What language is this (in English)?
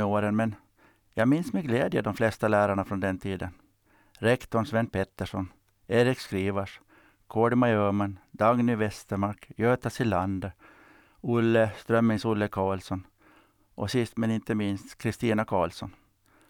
Swedish